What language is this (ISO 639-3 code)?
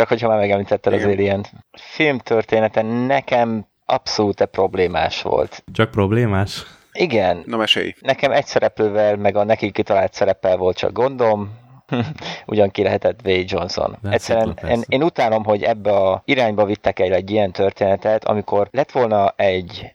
hun